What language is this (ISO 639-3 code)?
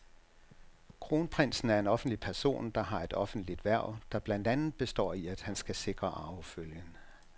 dan